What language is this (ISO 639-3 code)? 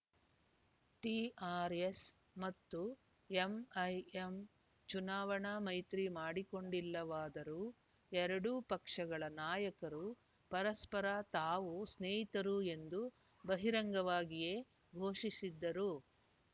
kan